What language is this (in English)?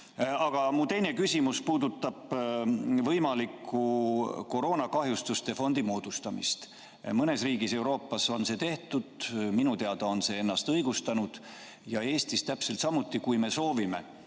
Estonian